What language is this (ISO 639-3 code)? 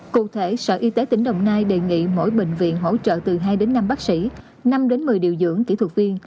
vie